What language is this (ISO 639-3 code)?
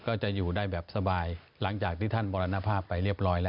tha